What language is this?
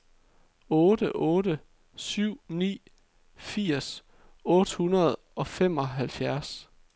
Danish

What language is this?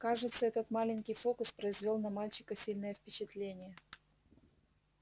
Russian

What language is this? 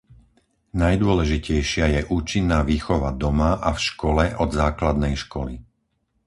Slovak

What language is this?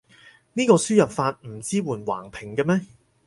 Cantonese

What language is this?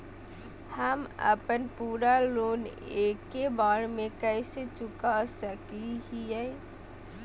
Magahi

